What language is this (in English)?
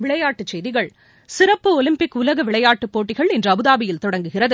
Tamil